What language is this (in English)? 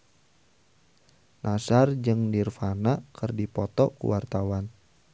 Sundanese